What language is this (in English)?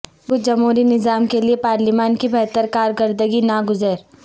Urdu